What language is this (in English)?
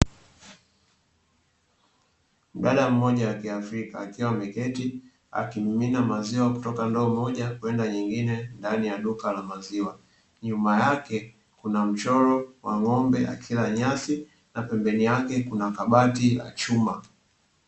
Swahili